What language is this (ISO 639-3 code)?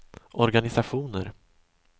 swe